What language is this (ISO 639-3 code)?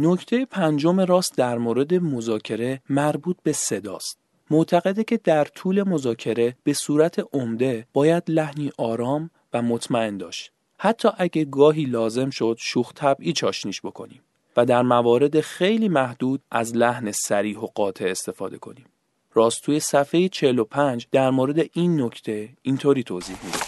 fas